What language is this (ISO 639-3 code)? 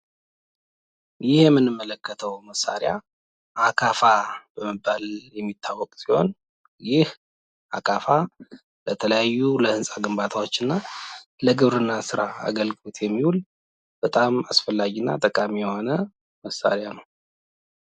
amh